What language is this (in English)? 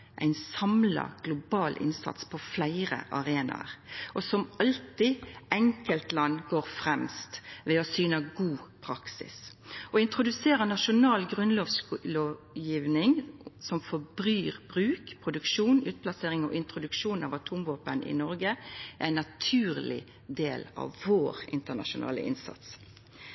Norwegian Nynorsk